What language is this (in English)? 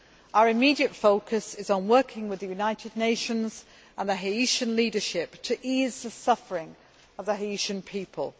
English